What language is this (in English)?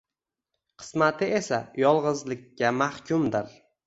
Uzbek